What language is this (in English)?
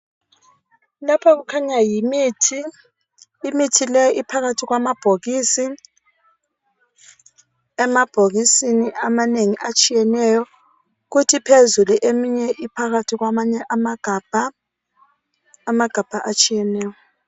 North Ndebele